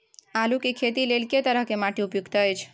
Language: Maithili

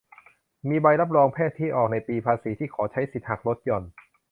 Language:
Thai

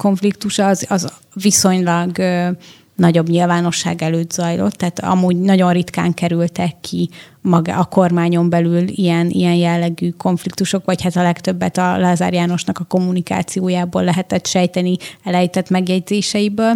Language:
Hungarian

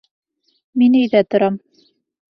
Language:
Bashkir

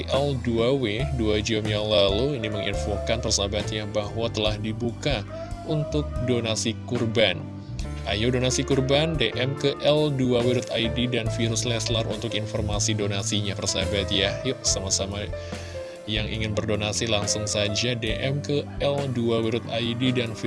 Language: Indonesian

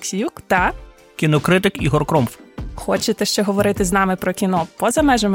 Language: Ukrainian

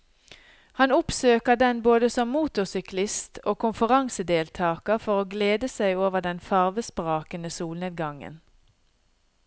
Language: Norwegian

